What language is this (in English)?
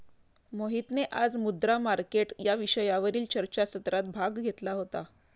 Marathi